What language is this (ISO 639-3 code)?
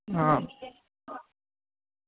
doi